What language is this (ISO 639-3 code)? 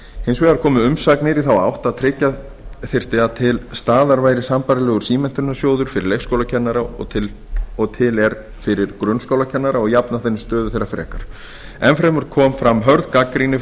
isl